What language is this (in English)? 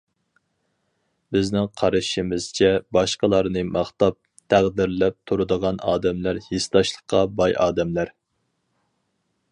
Uyghur